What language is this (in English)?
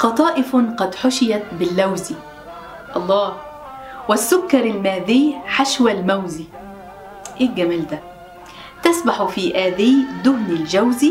Arabic